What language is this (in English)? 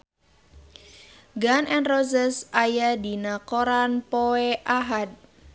Sundanese